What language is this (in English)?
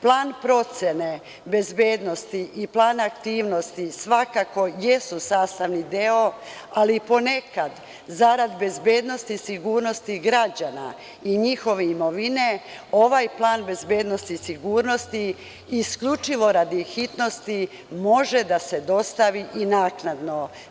Serbian